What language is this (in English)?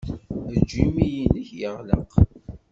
Kabyle